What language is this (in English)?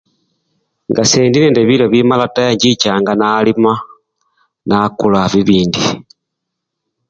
Luyia